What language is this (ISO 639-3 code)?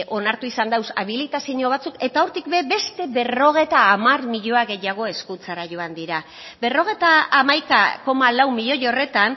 eus